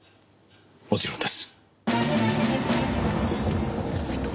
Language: Japanese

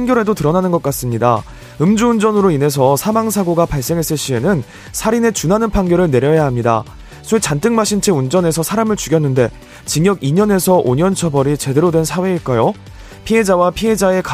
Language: Korean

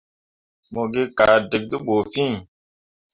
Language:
Mundang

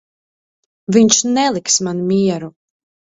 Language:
Latvian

